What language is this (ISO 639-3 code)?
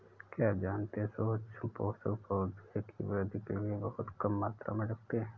hin